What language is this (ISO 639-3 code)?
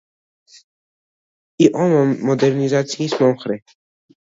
kat